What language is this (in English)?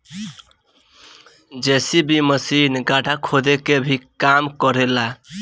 Bhojpuri